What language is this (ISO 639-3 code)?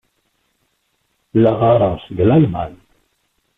kab